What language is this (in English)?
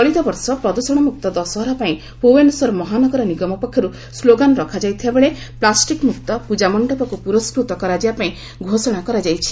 Odia